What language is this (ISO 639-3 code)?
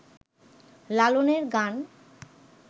ben